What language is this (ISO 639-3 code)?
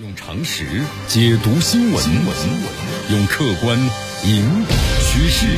zho